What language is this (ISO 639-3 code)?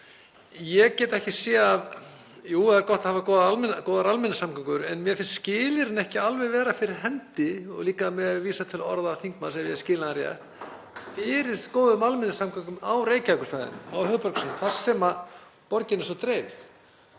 isl